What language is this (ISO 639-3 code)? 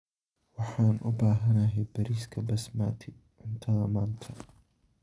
som